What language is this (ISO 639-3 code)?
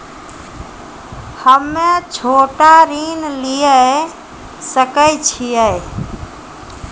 mai